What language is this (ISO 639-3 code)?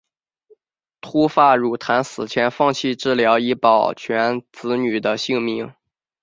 zho